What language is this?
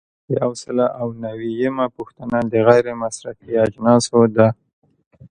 Pashto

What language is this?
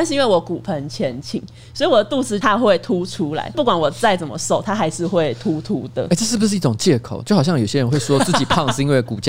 Chinese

